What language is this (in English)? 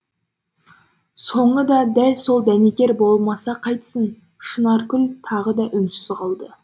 Kazakh